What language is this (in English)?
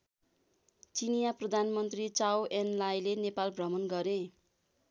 Nepali